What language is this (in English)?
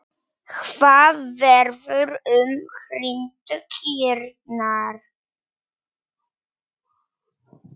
Icelandic